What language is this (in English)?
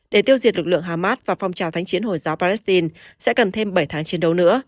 Vietnamese